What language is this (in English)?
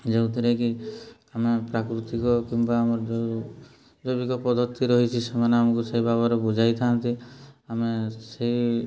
Odia